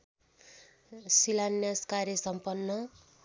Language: Nepali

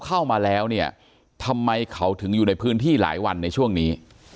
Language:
Thai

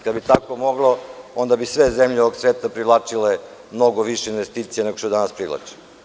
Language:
Serbian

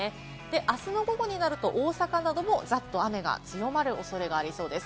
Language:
Japanese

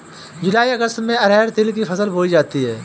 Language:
Hindi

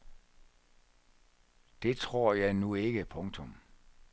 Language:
Danish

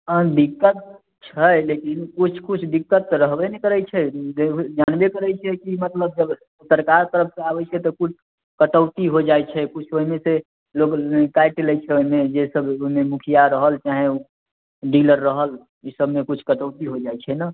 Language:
Maithili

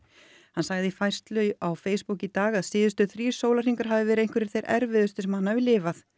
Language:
Icelandic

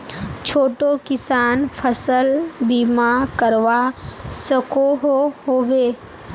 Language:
Magahi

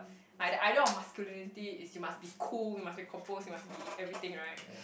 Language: English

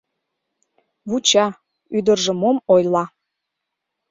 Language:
Mari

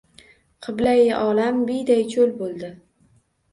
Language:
Uzbek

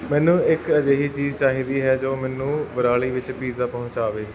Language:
Punjabi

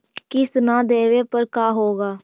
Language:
Magahi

